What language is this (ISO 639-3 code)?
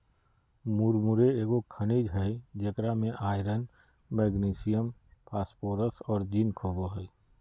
mag